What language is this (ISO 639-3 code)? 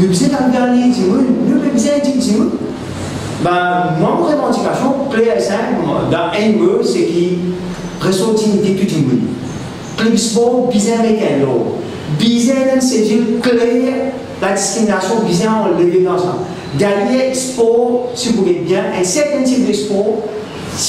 fra